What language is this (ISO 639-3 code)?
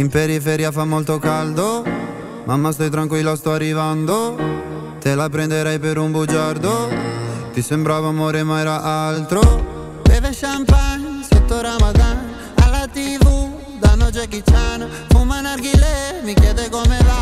hrv